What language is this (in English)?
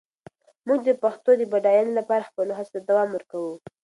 Pashto